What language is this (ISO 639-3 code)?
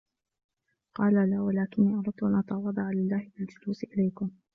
ara